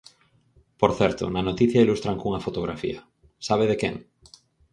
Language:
Galician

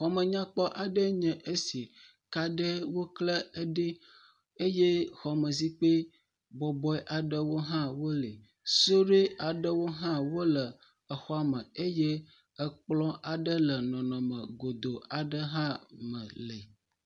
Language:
Ewe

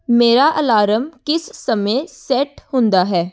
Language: Punjabi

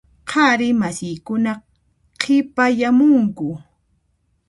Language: Puno Quechua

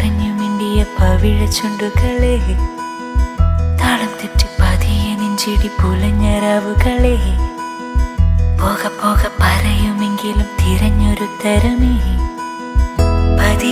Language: English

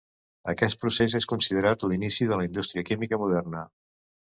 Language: Catalan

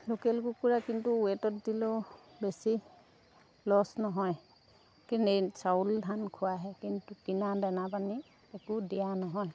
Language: Assamese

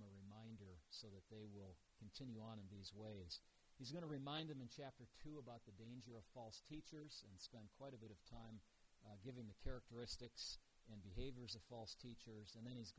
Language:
English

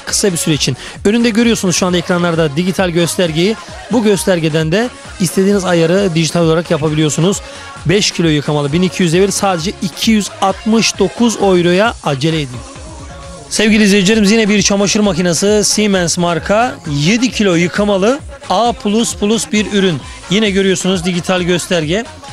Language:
Turkish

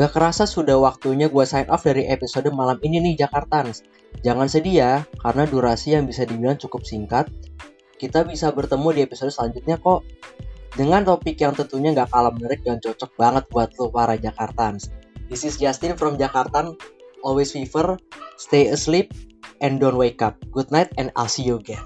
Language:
Indonesian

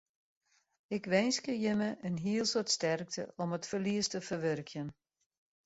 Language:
Western Frisian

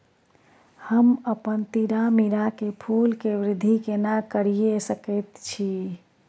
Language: Maithili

